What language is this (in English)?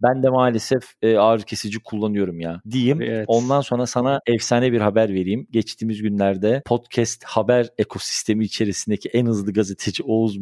Turkish